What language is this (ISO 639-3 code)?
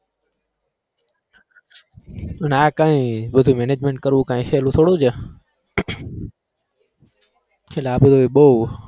guj